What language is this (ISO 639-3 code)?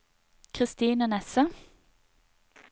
nor